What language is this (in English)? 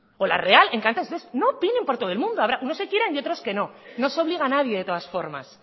Spanish